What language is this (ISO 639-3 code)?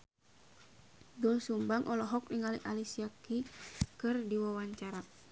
sun